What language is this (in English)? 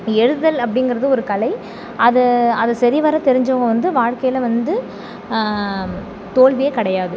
Tamil